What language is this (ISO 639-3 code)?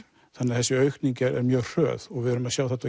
isl